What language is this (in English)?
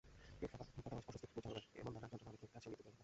Bangla